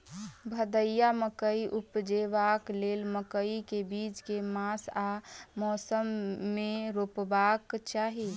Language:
Maithili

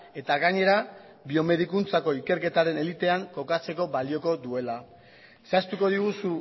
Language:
Basque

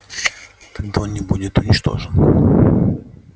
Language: Russian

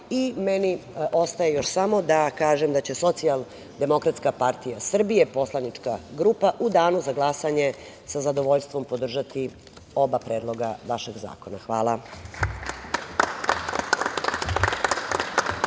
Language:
Serbian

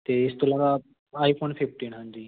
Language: Punjabi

